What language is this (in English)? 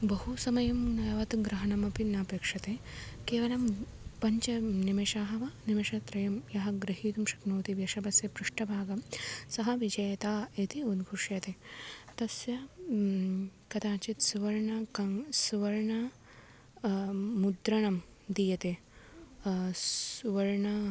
Sanskrit